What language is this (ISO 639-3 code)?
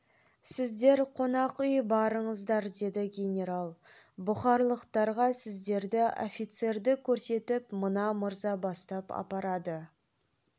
kaz